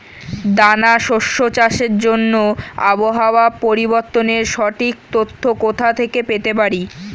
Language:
Bangla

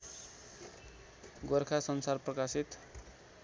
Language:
Nepali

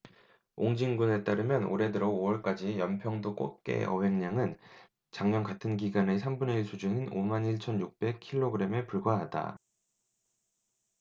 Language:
Korean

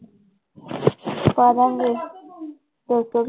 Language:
Punjabi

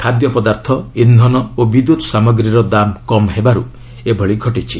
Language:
Odia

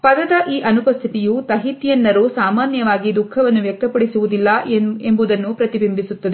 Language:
Kannada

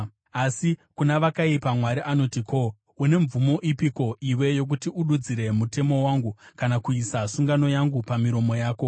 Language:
Shona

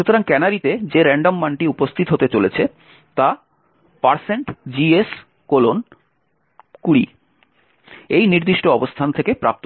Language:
Bangla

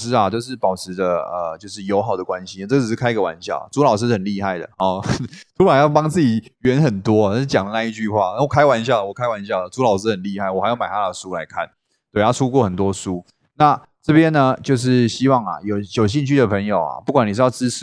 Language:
Chinese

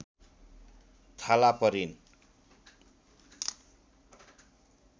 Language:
Nepali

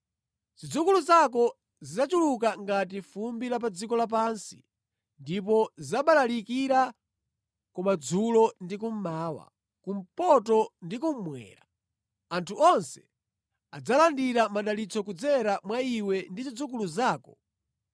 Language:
Nyanja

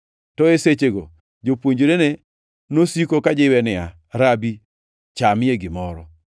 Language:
Luo (Kenya and Tanzania)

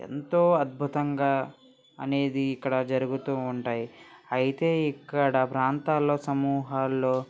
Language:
Telugu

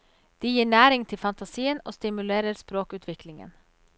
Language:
Norwegian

